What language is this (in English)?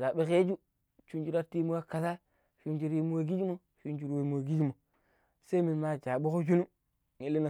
Pero